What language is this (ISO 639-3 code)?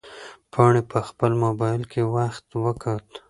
pus